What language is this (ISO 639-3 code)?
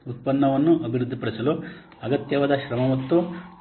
kan